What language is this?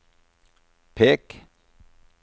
Norwegian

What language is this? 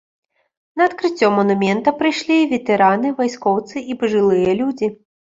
Belarusian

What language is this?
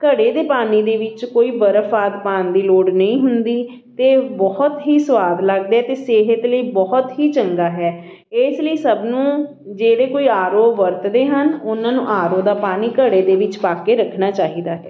Punjabi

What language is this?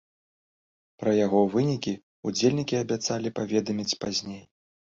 Belarusian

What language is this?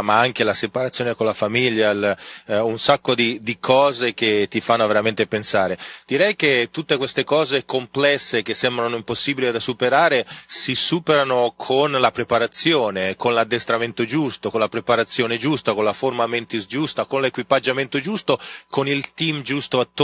Italian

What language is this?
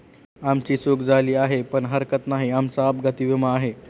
Marathi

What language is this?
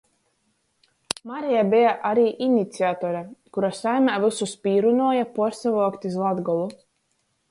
Latgalian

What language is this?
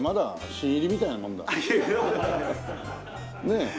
Japanese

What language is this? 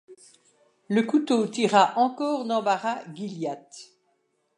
French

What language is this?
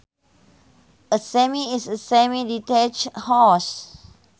Sundanese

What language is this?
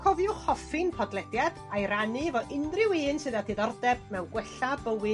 Welsh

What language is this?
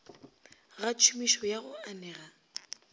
Northern Sotho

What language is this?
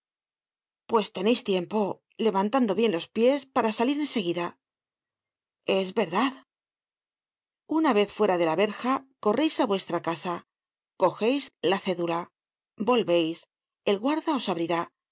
Spanish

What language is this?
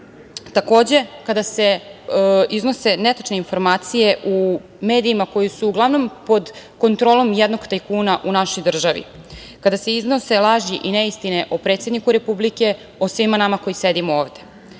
Serbian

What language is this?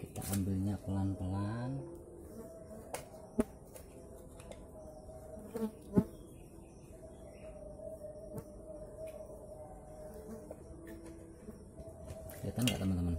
Indonesian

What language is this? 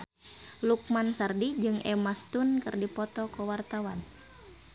Sundanese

